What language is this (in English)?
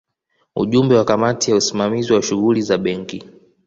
Swahili